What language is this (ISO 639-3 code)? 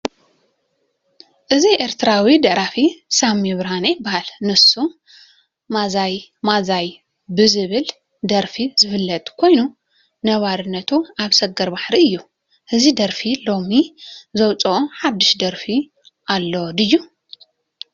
tir